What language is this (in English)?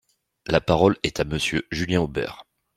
French